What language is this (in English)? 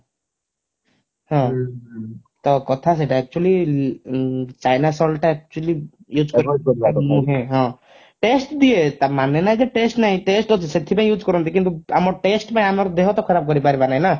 Odia